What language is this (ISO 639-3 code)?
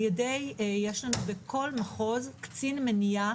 heb